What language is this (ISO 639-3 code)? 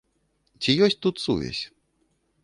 bel